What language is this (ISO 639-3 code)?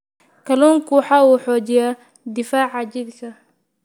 som